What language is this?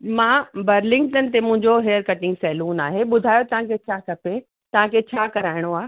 Sindhi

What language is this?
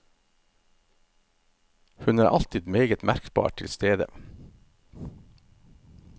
Norwegian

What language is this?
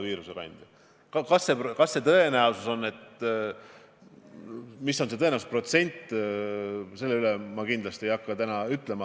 Estonian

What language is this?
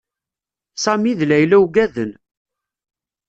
Kabyle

